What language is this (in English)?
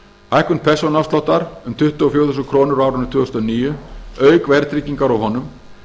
Icelandic